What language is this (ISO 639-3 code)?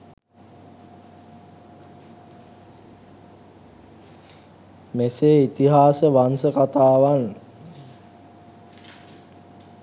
sin